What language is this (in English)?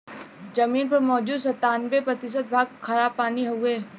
Bhojpuri